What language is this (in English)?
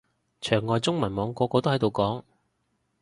Cantonese